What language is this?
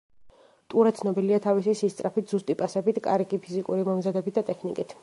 Georgian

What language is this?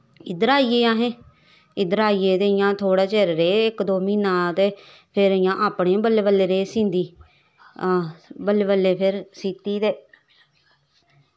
Dogri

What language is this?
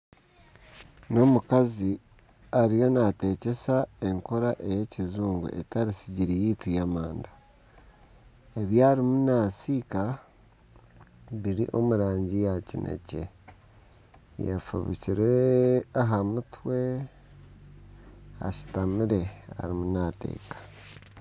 Nyankole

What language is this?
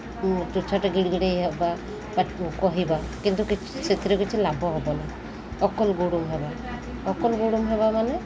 Odia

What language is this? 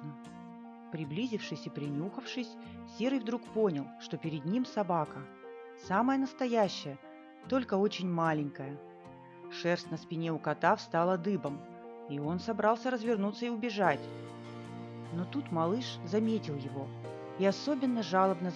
Russian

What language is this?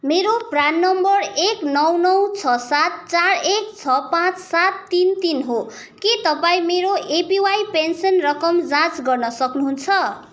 Nepali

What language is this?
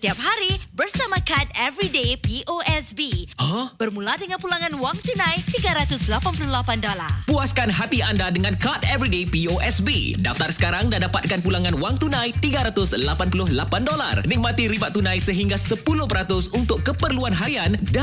Malay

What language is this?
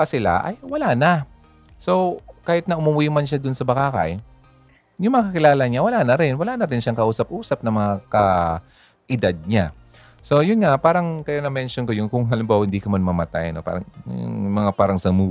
Filipino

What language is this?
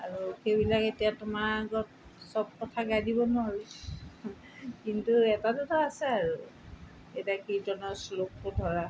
Assamese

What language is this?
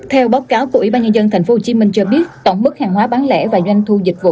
Vietnamese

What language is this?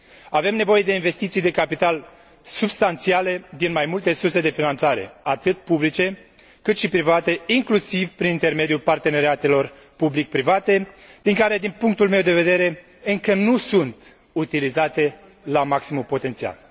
Romanian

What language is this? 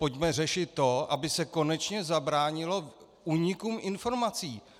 Czech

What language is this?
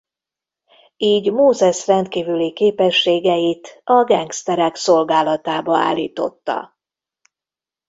Hungarian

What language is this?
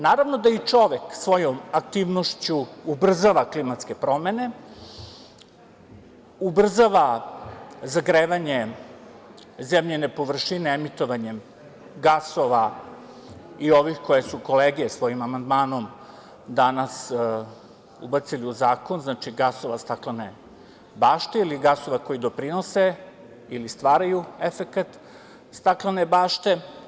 Serbian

